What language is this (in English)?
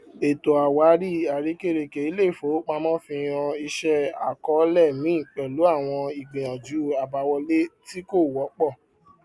Yoruba